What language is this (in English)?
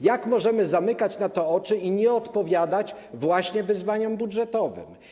Polish